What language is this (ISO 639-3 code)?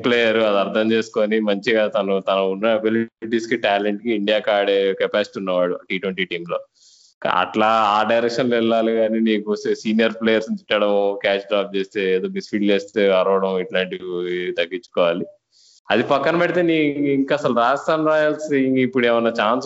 tel